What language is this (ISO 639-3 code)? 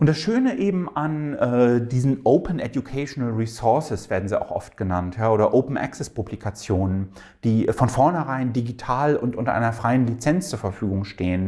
deu